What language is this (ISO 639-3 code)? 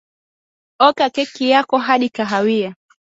swa